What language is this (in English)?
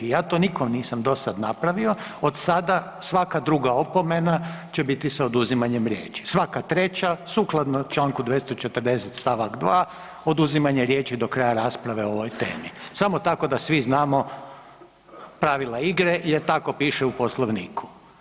Croatian